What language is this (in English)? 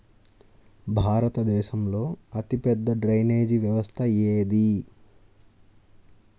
Telugu